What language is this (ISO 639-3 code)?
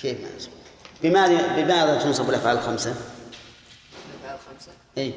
ara